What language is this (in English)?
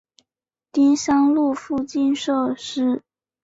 Chinese